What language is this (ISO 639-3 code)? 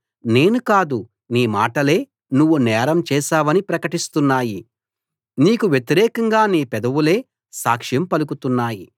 tel